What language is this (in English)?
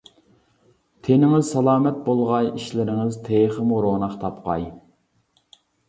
Uyghur